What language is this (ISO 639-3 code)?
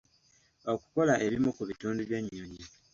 lug